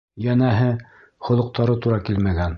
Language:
Bashkir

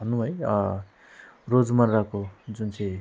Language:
Nepali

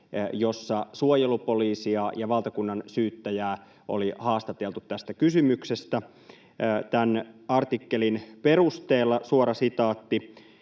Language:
Finnish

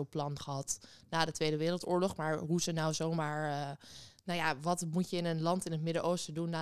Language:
Dutch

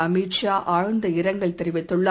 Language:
Tamil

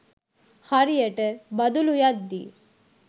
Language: Sinhala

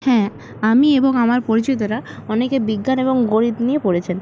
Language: Bangla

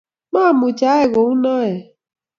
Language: Kalenjin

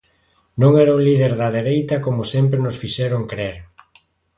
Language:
Galician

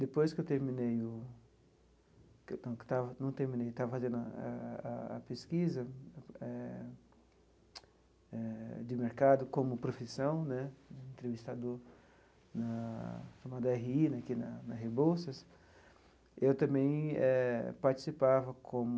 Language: Portuguese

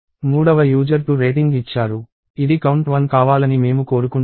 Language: Telugu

